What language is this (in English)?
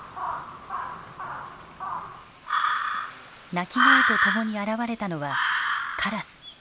Japanese